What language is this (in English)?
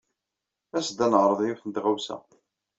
Kabyle